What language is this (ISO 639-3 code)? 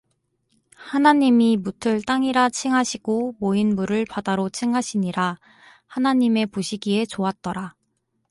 kor